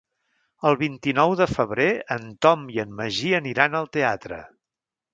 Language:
Catalan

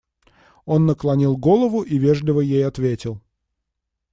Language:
Russian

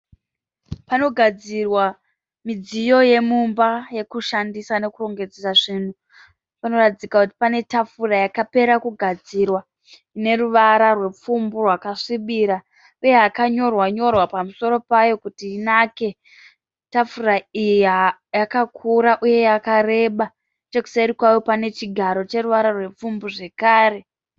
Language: Shona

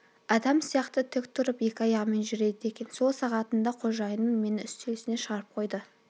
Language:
Kazakh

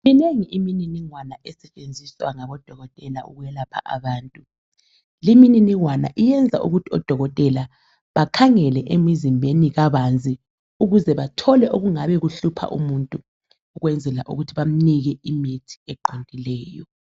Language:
North Ndebele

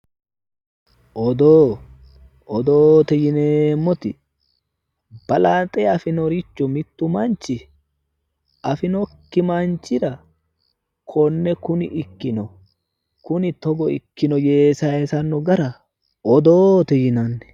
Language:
Sidamo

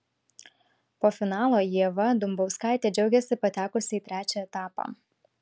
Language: Lithuanian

